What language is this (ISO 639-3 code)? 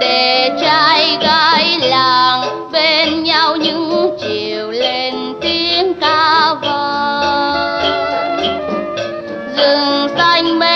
vie